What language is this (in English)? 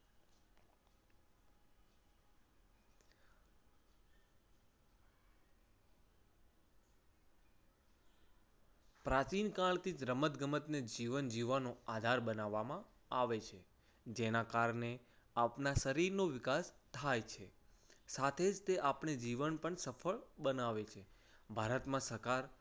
Gujarati